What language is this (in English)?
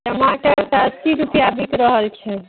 Maithili